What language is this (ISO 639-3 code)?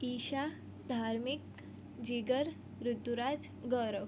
guj